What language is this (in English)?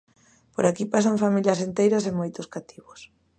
Galician